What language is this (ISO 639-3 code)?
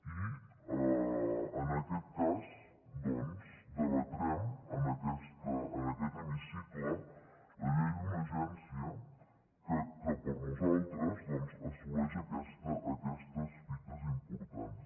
cat